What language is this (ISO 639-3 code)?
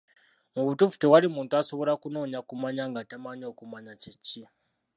lug